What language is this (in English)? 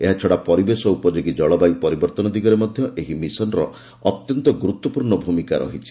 Odia